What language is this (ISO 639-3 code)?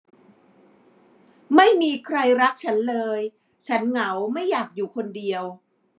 tha